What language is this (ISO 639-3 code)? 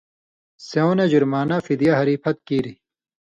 mvy